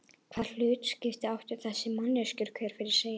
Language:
Icelandic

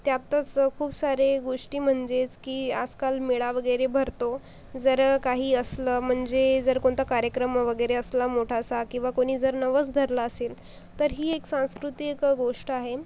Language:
Marathi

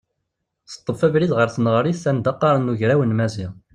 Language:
Kabyle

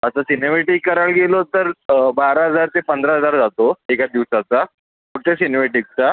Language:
Marathi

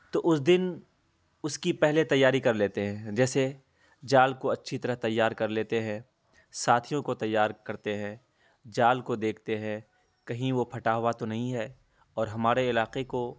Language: Urdu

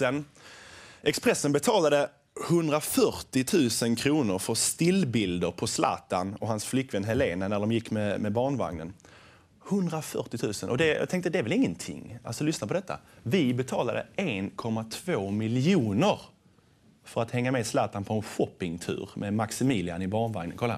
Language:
Swedish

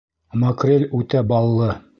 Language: Bashkir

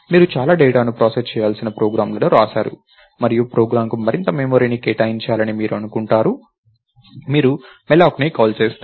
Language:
Telugu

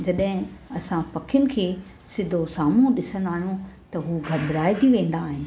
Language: Sindhi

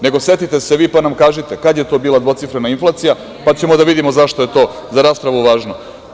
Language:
Serbian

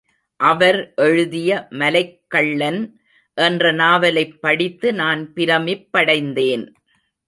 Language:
Tamil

